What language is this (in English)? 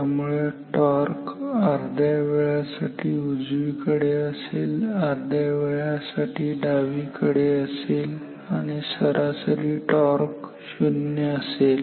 Marathi